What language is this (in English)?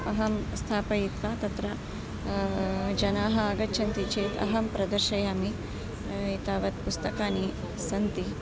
Sanskrit